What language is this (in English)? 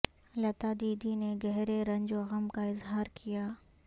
Urdu